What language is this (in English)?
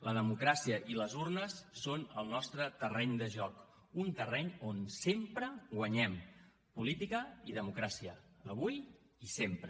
Catalan